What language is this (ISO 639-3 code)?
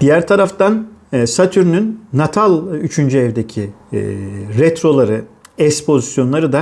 tur